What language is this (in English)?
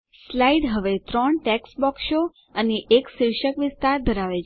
Gujarati